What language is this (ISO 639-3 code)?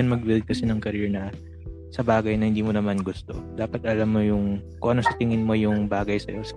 fil